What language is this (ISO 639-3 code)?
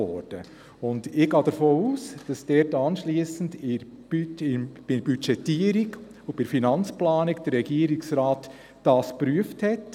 gsw